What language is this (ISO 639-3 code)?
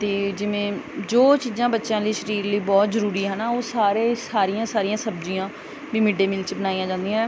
pan